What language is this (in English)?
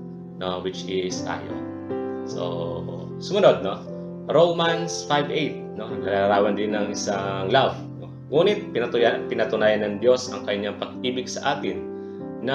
Filipino